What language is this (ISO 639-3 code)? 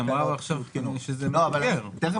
heb